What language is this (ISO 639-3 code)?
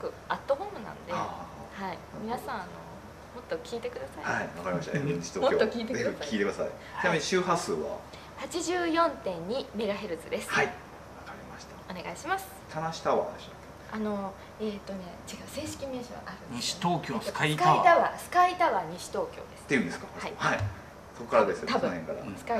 jpn